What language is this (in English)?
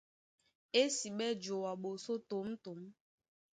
Duala